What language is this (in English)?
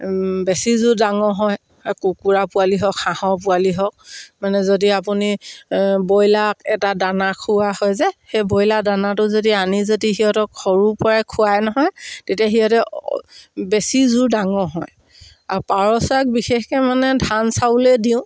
Assamese